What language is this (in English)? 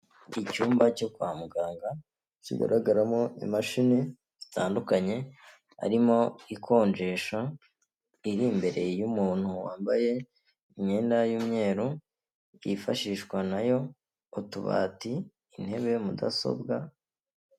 Kinyarwanda